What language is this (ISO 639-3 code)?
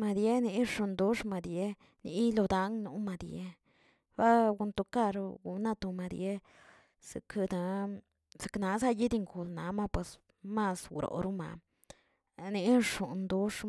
zts